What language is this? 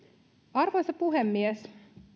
Finnish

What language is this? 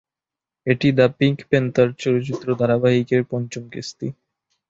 Bangla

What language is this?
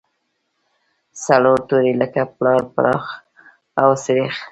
Pashto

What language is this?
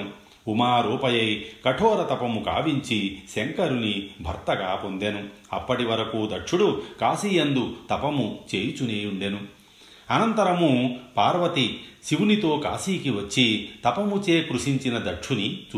Telugu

